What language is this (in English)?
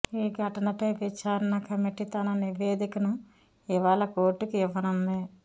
Telugu